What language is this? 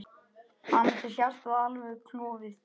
Icelandic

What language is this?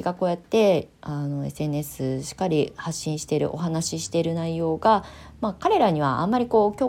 Japanese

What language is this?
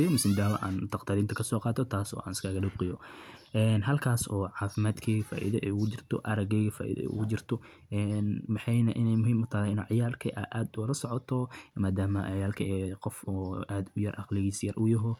Somali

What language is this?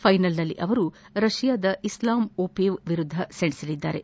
Kannada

